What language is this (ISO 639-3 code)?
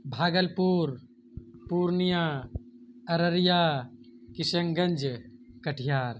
urd